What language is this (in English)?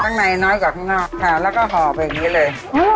Thai